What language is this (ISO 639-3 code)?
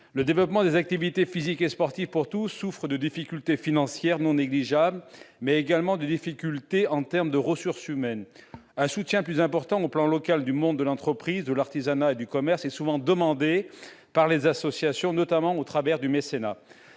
fra